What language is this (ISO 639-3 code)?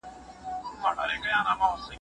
pus